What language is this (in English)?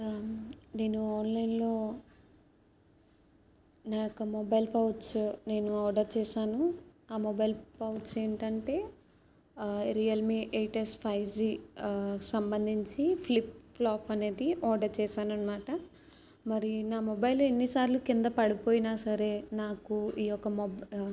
Telugu